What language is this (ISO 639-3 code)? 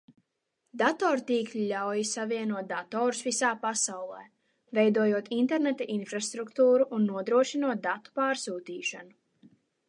lav